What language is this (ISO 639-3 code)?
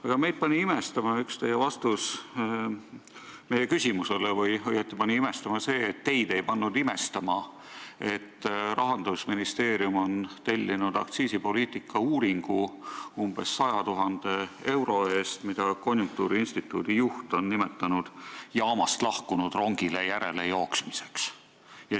est